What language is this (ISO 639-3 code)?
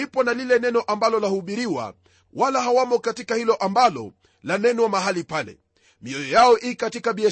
swa